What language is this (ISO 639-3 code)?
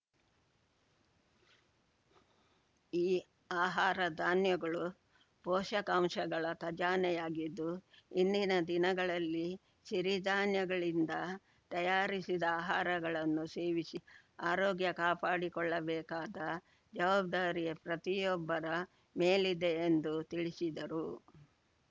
kan